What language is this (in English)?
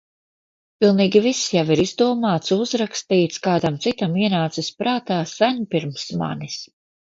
Latvian